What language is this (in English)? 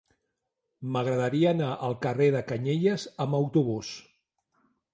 Catalan